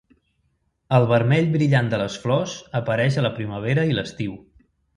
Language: Catalan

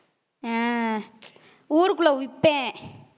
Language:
Tamil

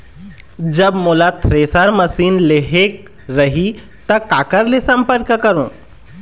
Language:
Chhattisgarhi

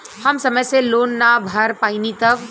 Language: Bhojpuri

